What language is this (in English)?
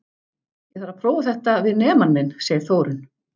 Icelandic